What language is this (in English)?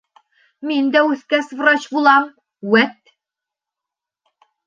Bashkir